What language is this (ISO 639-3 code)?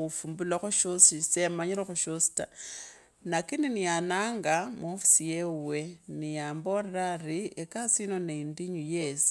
lkb